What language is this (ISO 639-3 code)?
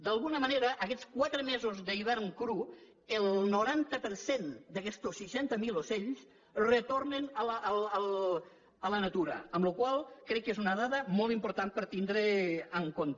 cat